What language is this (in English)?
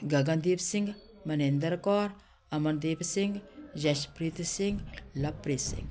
Punjabi